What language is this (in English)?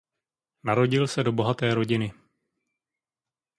Czech